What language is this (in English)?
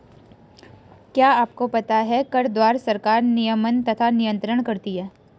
Hindi